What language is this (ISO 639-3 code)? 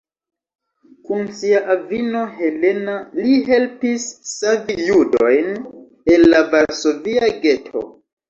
epo